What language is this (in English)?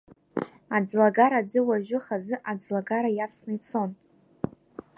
Abkhazian